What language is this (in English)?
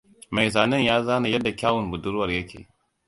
Hausa